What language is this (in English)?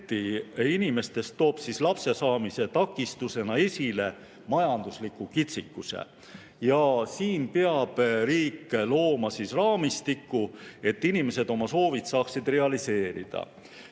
Estonian